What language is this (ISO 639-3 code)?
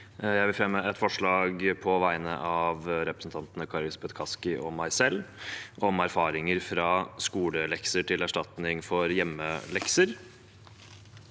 nor